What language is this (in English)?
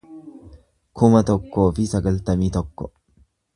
Oromo